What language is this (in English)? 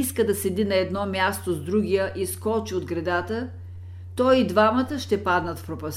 Bulgarian